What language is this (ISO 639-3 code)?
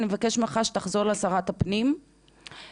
heb